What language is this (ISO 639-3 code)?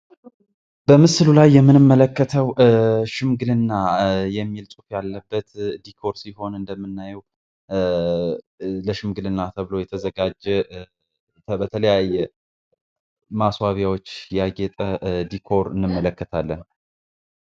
amh